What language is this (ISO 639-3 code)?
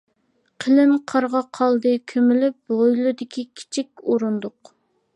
uig